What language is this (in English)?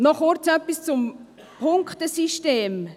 Swiss German